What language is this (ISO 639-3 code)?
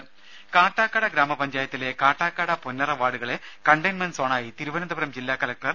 mal